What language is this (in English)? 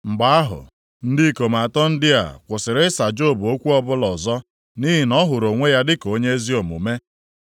Igbo